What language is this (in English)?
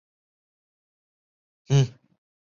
Chinese